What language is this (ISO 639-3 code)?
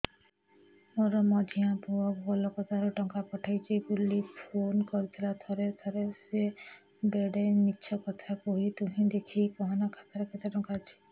ori